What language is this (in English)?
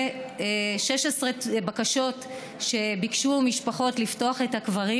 Hebrew